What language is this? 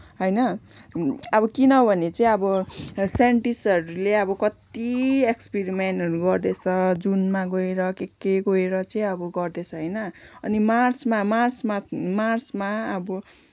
Nepali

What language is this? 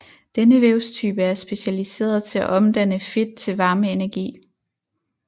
Danish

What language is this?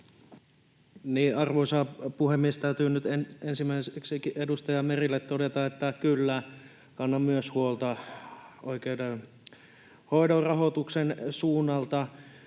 Finnish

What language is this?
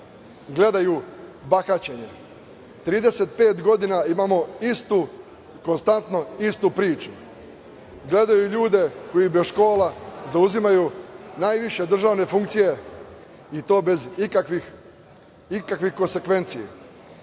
Serbian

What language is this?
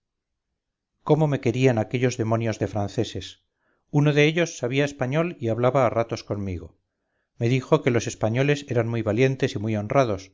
Spanish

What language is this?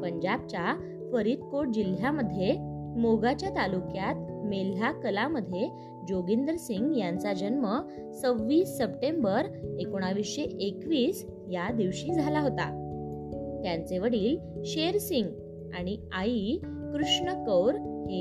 Marathi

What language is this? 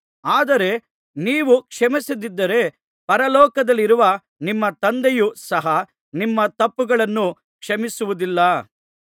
Kannada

